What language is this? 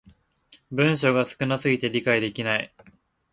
Japanese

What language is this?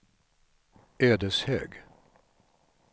Swedish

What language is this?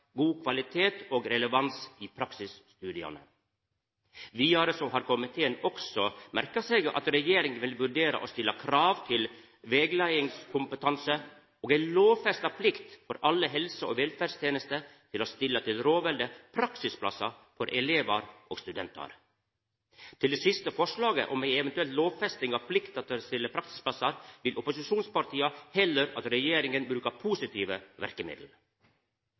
Norwegian Nynorsk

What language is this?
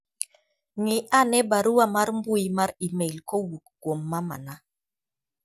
Luo (Kenya and Tanzania)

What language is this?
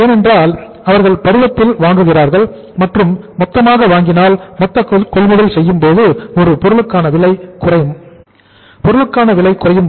Tamil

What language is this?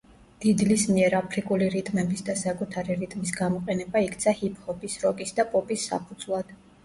Georgian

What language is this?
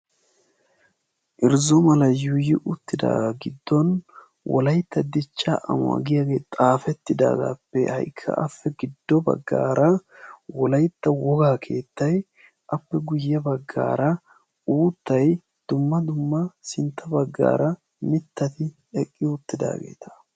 Wolaytta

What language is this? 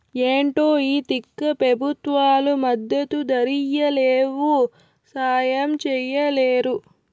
Telugu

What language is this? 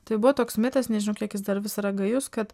Lithuanian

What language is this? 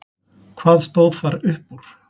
Icelandic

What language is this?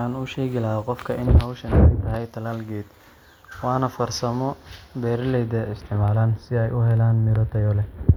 Somali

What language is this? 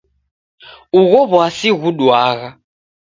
Taita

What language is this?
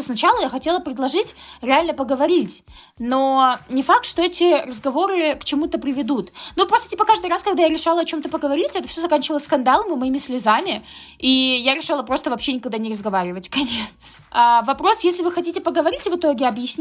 Russian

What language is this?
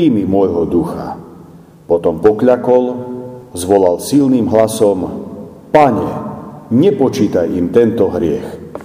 Slovak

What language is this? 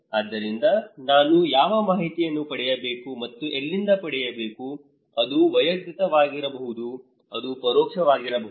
Kannada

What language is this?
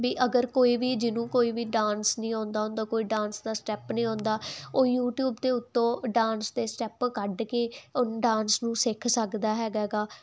Punjabi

